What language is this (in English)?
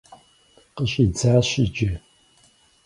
Kabardian